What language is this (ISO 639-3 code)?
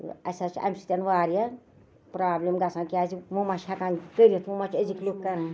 kas